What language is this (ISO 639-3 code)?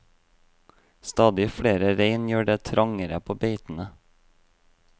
nor